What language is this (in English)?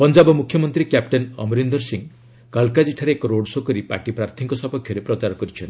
Odia